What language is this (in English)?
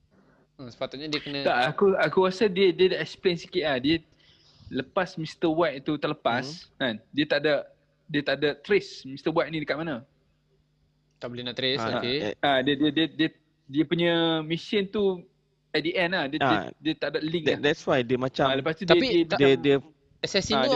Malay